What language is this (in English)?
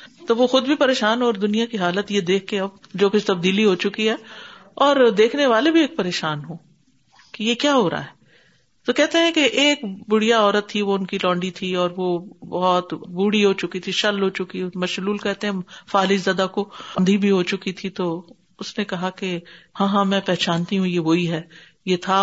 Urdu